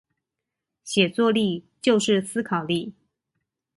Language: Chinese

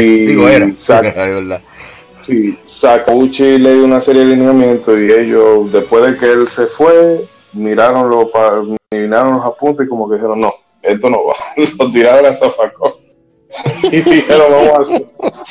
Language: Spanish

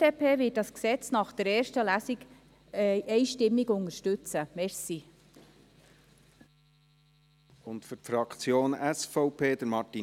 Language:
Swiss German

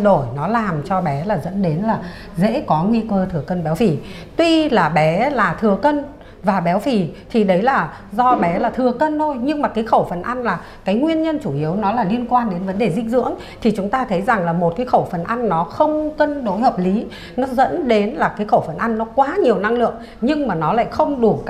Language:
Vietnamese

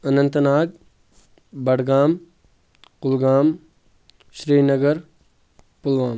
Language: Kashmiri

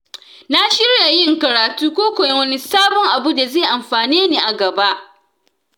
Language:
Hausa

